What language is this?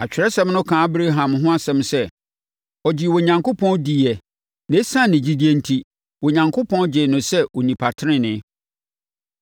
Akan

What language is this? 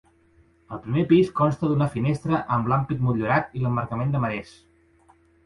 Catalan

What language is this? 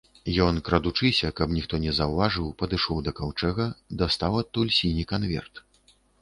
Belarusian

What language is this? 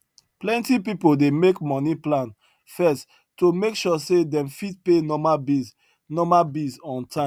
Nigerian Pidgin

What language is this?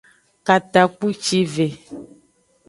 Aja (Benin)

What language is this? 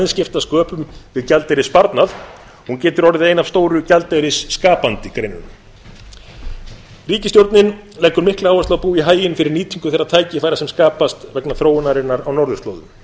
Icelandic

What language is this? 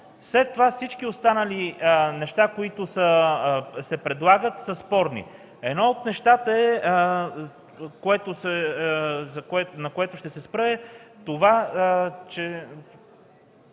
Bulgarian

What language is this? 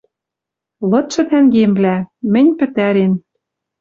Western Mari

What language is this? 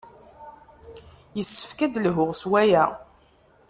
Kabyle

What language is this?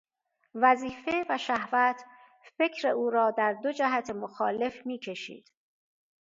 Persian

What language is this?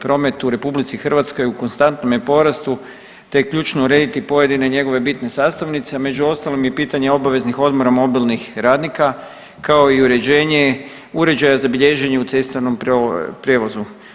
Croatian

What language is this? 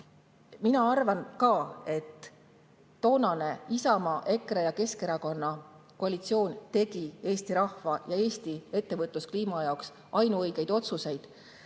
Estonian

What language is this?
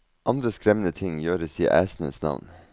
Norwegian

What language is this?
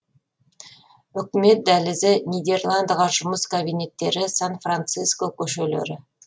Kazakh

